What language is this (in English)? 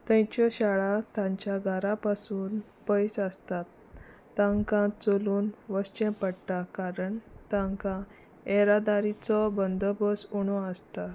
Konkani